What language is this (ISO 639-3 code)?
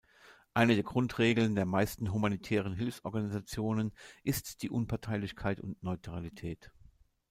deu